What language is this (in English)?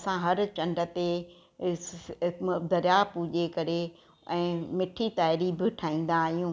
Sindhi